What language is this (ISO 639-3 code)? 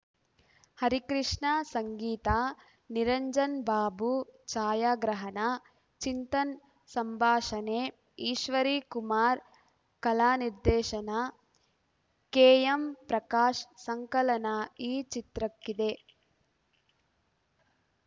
kan